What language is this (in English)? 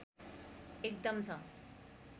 Nepali